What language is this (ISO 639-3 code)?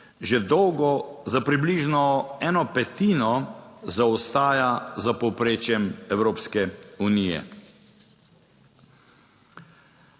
slv